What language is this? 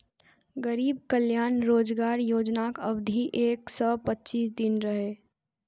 Maithili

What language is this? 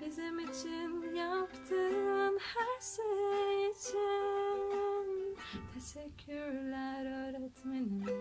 Turkish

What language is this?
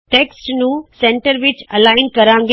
Punjabi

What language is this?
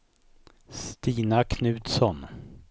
Swedish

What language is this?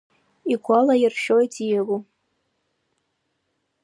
Abkhazian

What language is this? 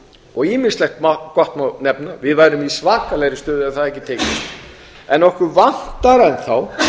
Icelandic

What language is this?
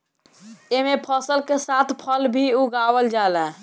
Bhojpuri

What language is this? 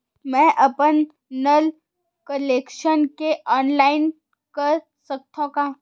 Chhattisgarhi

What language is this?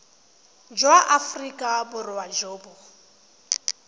Tswana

